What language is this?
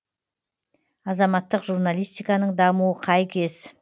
Kazakh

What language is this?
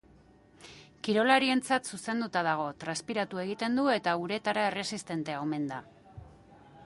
Basque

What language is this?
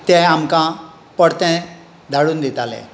Konkani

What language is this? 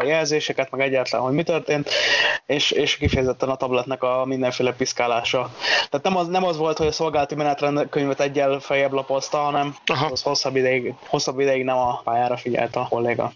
Hungarian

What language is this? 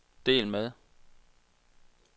Danish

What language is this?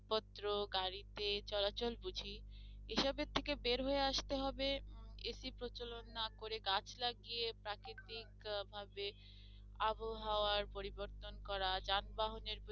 Bangla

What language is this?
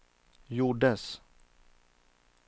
Swedish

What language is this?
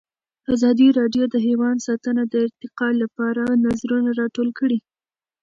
Pashto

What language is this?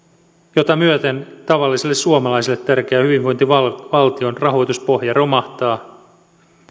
Finnish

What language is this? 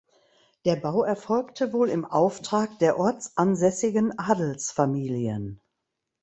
German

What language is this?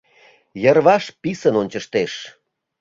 Mari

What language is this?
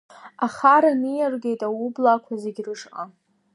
Abkhazian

